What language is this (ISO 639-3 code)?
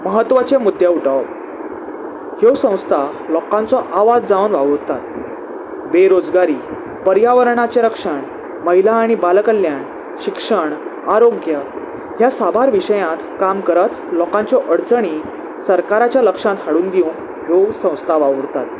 kok